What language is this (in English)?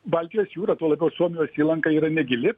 Lithuanian